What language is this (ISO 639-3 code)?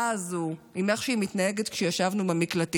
heb